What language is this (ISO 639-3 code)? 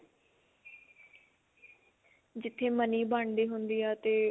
pan